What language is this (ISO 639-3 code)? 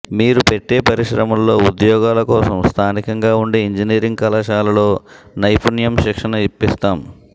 tel